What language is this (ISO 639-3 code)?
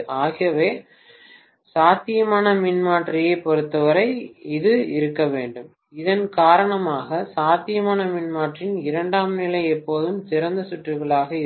tam